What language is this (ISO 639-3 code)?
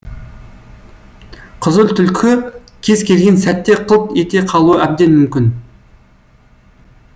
kaz